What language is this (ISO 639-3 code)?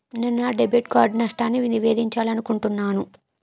tel